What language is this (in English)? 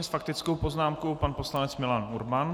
Czech